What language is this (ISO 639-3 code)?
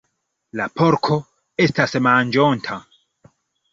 epo